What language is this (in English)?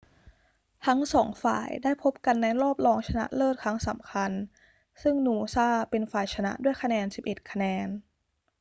Thai